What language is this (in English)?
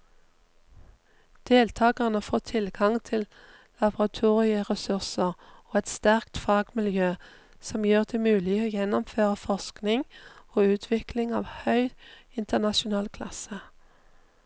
Norwegian